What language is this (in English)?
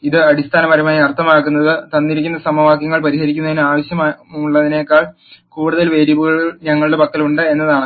Malayalam